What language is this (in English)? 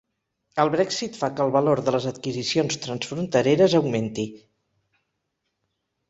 Catalan